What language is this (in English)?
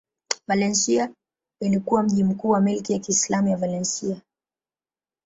Swahili